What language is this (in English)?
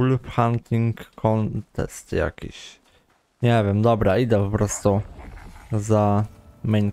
Polish